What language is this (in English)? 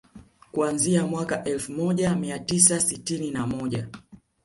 Swahili